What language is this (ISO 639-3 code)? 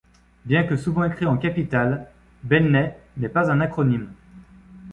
fra